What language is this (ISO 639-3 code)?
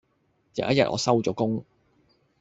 yue